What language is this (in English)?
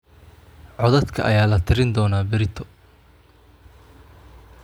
Somali